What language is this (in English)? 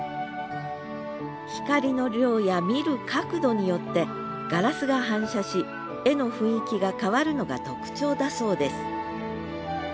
Japanese